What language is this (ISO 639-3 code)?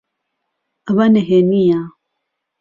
ckb